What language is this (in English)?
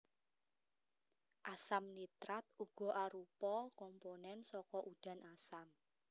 Javanese